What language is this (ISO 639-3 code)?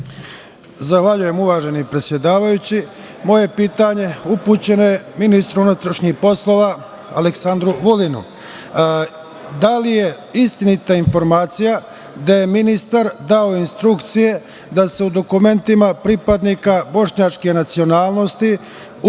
srp